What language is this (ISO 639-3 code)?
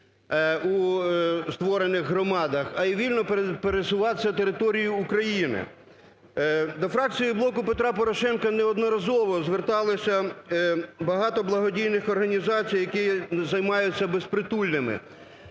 ukr